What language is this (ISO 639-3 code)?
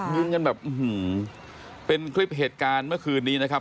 tha